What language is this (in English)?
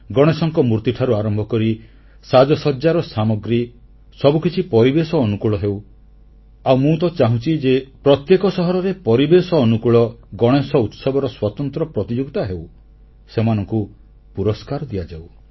Odia